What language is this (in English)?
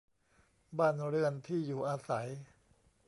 Thai